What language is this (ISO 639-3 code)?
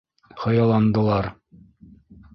bak